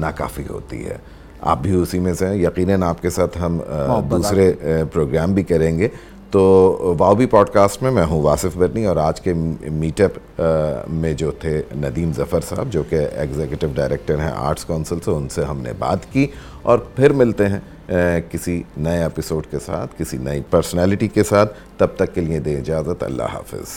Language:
Urdu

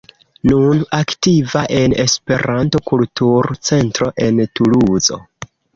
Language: Esperanto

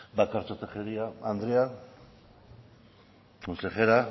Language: Basque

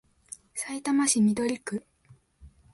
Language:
Japanese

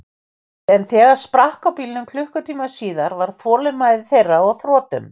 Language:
Icelandic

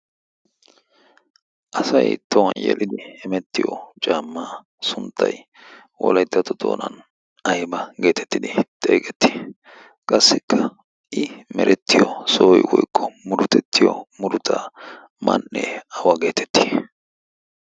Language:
Wolaytta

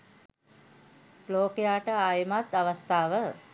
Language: Sinhala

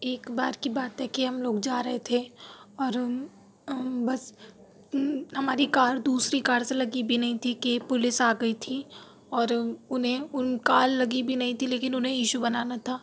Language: Urdu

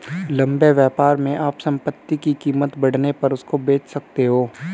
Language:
Hindi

